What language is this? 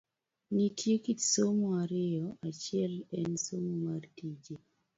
Luo (Kenya and Tanzania)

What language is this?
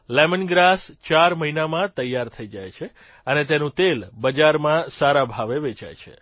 Gujarati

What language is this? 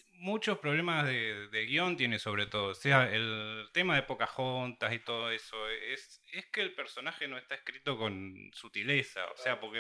Spanish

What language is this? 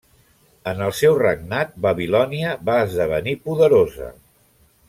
Catalan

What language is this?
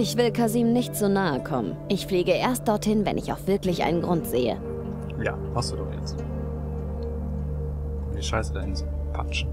German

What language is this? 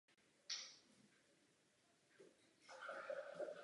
Czech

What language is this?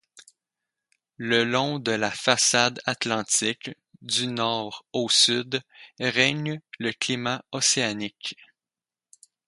French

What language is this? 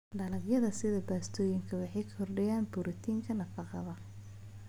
Somali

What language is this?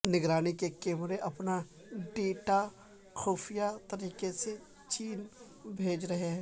Urdu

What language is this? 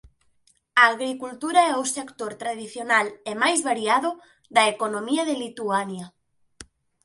Galician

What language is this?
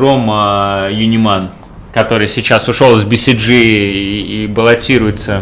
Russian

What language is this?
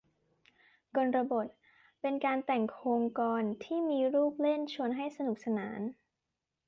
Thai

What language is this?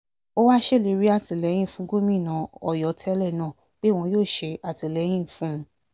Yoruba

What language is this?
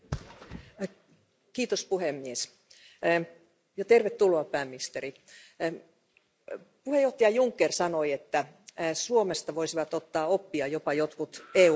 Finnish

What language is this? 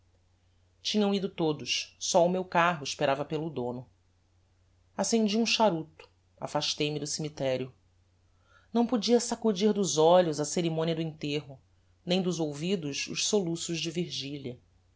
Portuguese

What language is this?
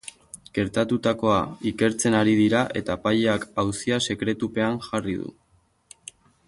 Basque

